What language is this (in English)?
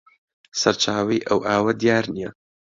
Central Kurdish